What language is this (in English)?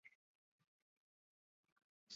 Chinese